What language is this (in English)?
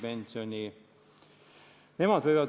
Estonian